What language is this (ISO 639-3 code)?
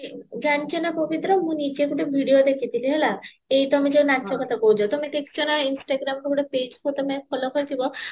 ori